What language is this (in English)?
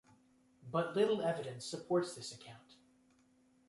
English